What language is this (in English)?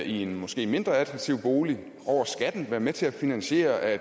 Danish